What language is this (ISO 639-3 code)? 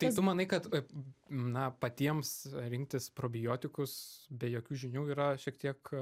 lit